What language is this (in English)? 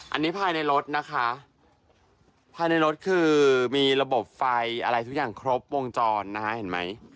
Thai